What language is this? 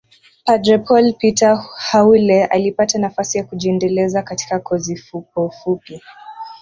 Swahili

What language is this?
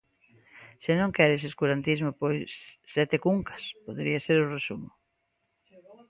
Galician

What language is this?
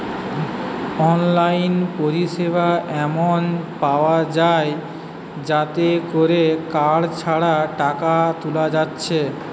Bangla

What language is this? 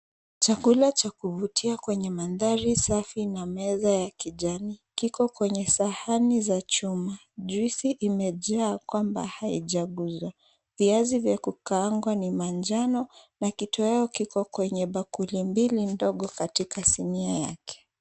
Swahili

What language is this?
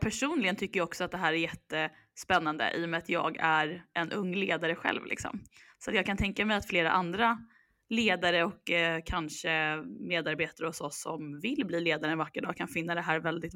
Swedish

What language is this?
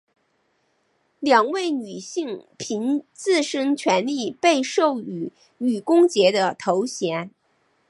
Chinese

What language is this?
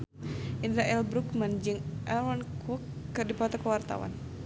Sundanese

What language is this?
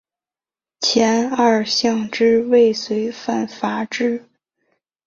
Chinese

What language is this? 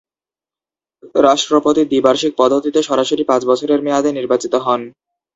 Bangla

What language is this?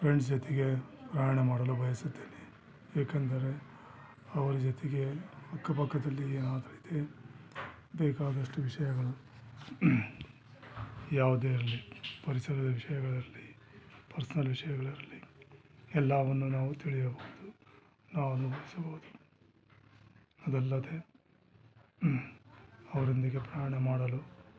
Kannada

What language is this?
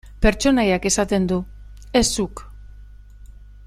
Basque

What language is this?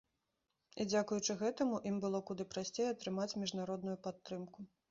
Belarusian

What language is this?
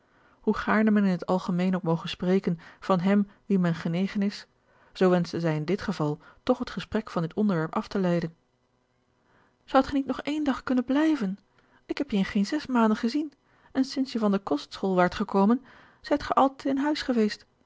Dutch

